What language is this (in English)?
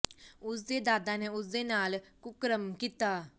Punjabi